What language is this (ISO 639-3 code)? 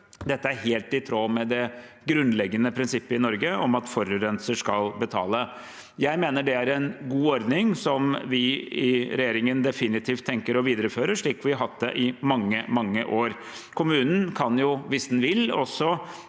nor